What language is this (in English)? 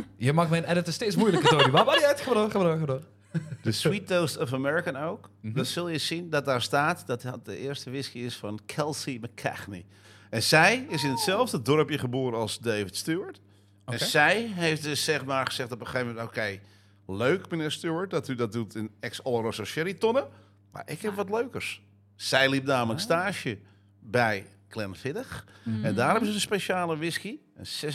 Dutch